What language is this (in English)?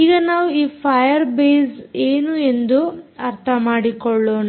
Kannada